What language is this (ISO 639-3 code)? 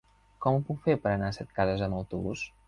cat